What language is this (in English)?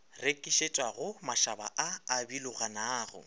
Northern Sotho